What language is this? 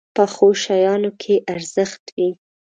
Pashto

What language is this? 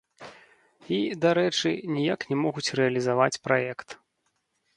Belarusian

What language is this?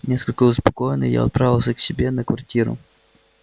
Russian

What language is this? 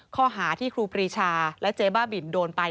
Thai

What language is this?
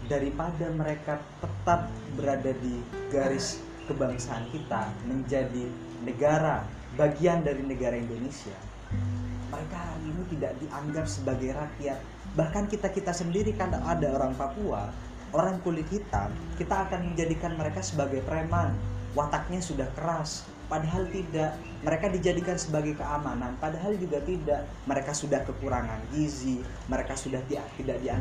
Indonesian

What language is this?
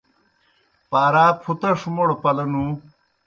Kohistani Shina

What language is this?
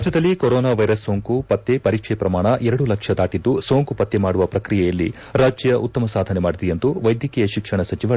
Kannada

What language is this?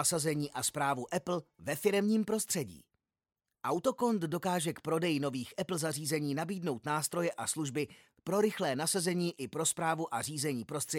Czech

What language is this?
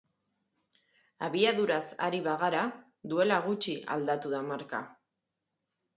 Basque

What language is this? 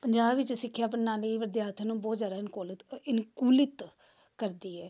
Punjabi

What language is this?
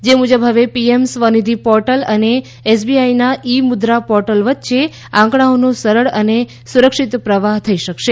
Gujarati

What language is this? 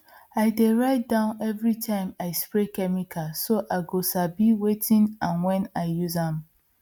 Nigerian Pidgin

